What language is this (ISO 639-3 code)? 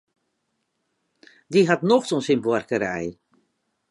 fry